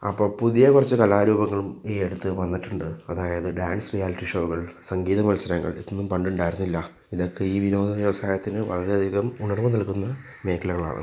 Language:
Malayalam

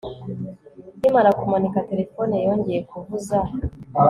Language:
Kinyarwanda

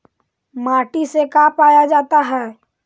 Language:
Magahi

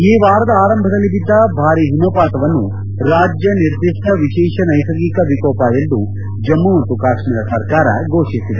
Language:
Kannada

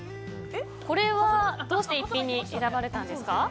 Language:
Japanese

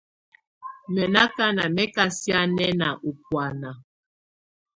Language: Tunen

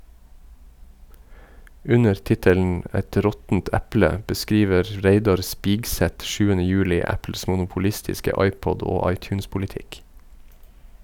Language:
Norwegian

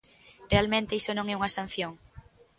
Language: Galician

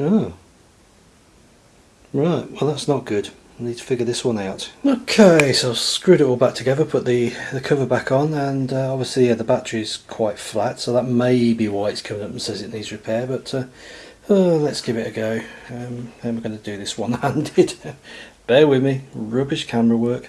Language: English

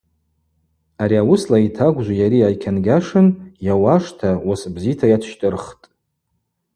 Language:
Abaza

